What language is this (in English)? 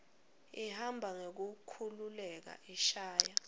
Swati